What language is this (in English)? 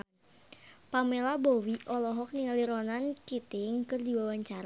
Sundanese